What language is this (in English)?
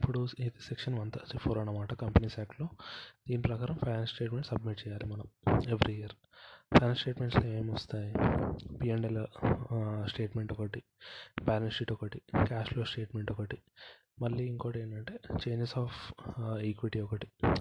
Telugu